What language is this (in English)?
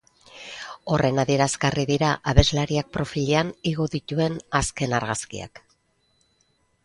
Basque